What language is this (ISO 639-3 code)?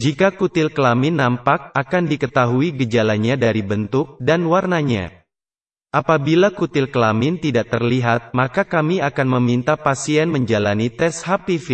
ind